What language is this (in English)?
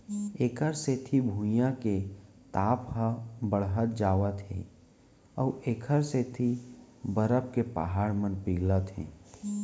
Chhattisgarhi